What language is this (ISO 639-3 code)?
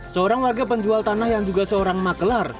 ind